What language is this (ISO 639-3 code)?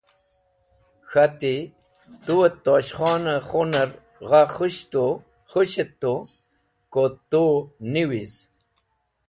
wbl